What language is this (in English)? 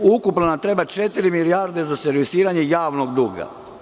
Serbian